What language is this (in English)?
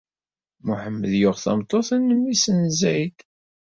Kabyle